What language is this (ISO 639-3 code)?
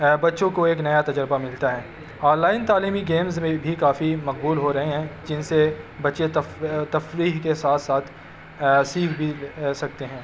urd